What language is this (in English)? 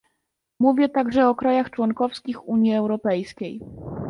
Polish